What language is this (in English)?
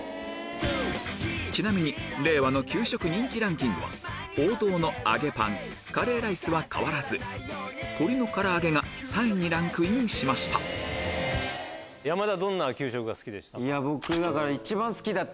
Japanese